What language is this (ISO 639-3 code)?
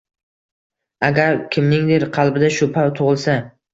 uzb